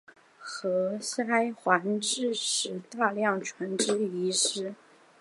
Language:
Chinese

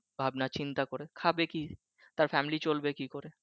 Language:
Bangla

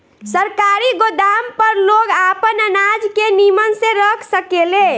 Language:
Bhojpuri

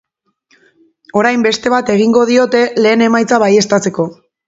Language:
Basque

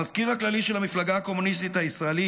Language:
Hebrew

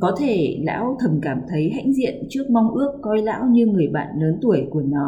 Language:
Vietnamese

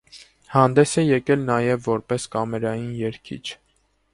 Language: Armenian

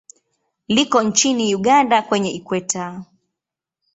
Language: Swahili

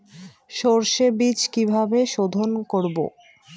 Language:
Bangla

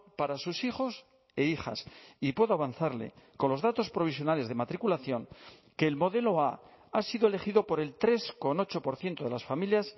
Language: Spanish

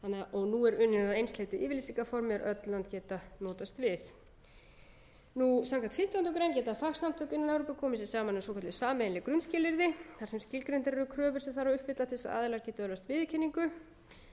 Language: Icelandic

